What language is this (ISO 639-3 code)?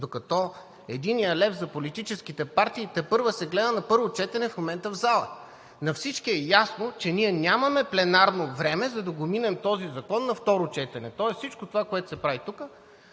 bul